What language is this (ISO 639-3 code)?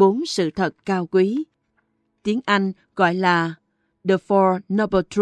vie